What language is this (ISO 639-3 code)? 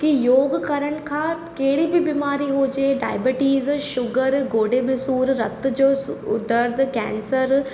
snd